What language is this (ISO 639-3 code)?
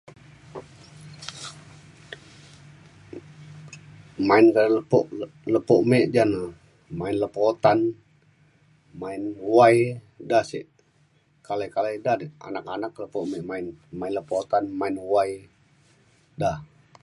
xkl